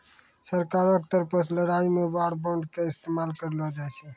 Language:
Maithili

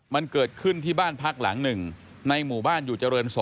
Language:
Thai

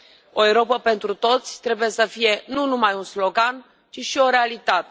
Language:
Romanian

